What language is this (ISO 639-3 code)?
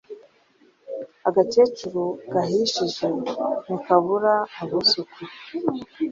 kin